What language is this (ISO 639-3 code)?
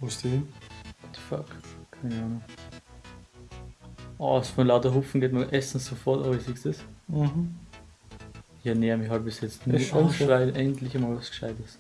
deu